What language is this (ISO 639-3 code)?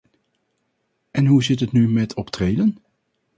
nld